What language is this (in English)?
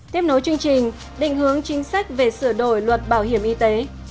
Vietnamese